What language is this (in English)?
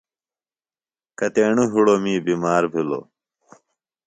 Phalura